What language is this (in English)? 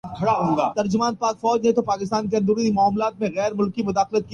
Urdu